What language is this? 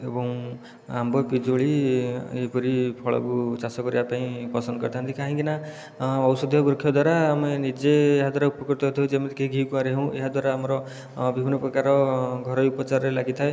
Odia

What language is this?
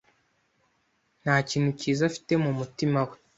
Kinyarwanda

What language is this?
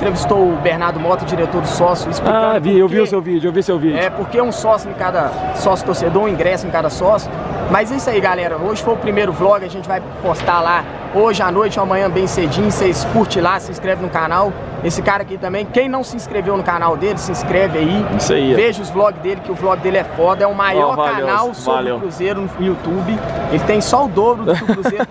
Portuguese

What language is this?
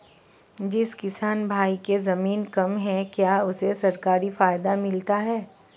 Hindi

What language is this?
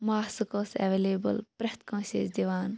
Kashmiri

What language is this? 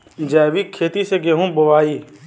Bhojpuri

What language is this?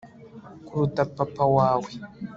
Kinyarwanda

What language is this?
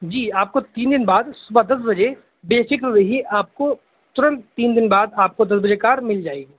Urdu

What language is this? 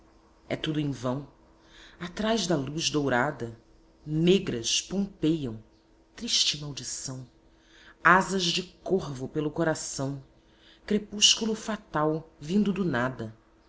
Portuguese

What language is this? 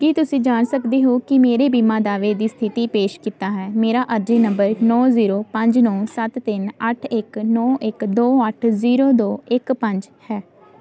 Punjabi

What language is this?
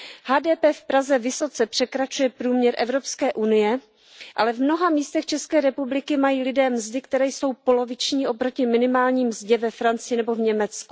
Czech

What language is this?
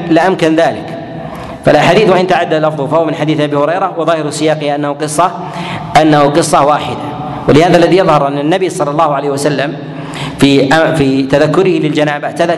Arabic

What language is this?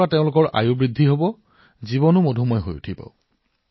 Assamese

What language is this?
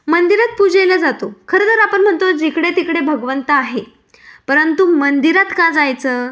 Marathi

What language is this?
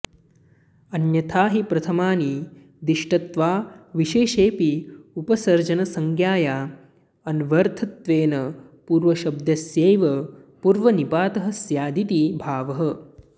Sanskrit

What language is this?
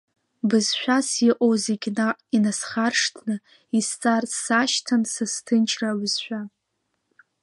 Abkhazian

